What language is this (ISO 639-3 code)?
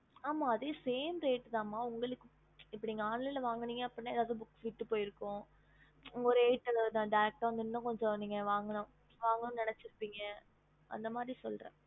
tam